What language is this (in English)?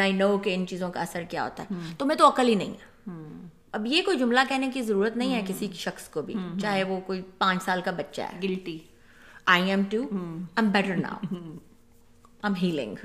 Urdu